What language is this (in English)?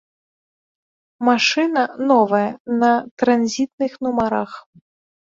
Belarusian